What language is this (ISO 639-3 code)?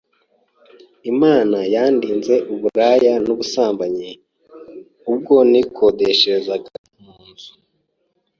kin